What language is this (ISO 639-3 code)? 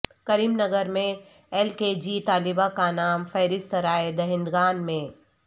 urd